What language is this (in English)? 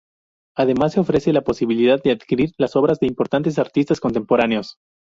Spanish